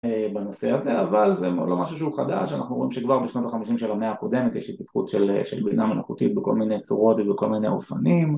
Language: Hebrew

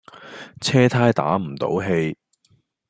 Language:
Cantonese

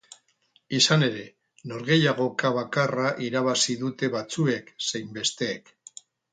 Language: Basque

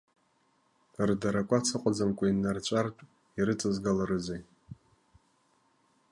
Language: Abkhazian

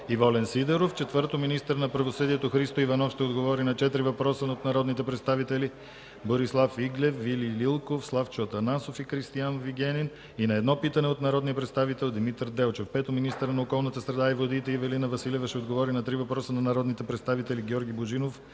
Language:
Bulgarian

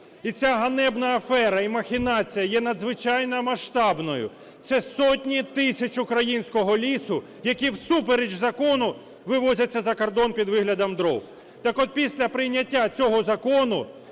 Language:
Ukrainian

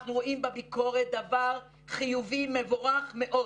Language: Hebrew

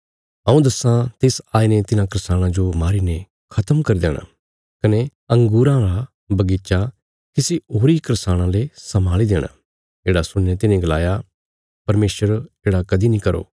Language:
Bilaspuri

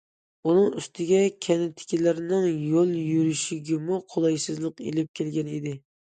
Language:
Uyghur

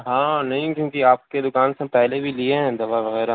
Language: Urdu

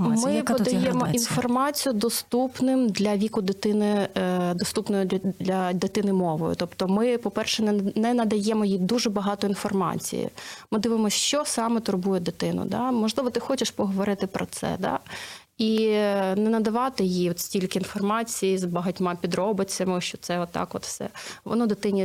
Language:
Ukrainian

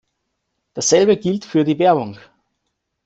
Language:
German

